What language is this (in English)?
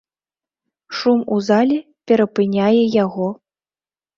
Belarusian